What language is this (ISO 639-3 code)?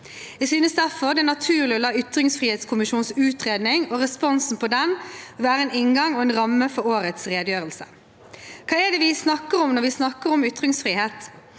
nor